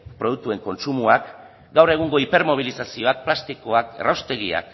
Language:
Basque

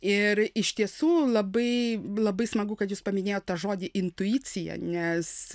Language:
Lithuanian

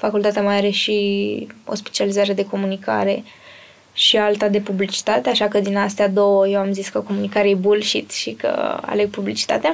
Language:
Romanian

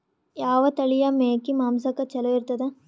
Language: Kannada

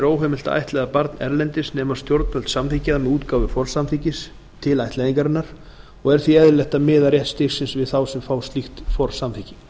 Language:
Icelandic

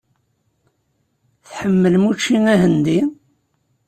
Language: Kabyle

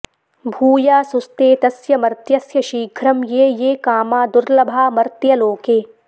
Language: Sanskrit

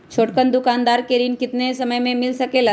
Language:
Magahi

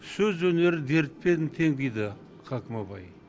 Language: Kazakh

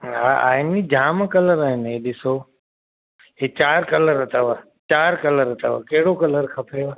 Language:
Sindhi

